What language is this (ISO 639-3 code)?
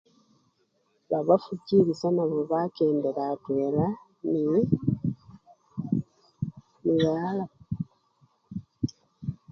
luy